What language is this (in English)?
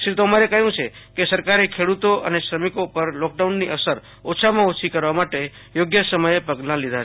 Gujarati